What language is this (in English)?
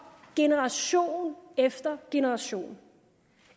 Danish